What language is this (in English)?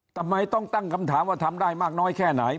Thai